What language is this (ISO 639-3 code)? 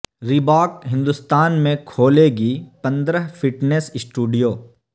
urd